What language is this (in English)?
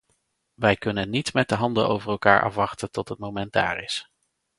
Dutch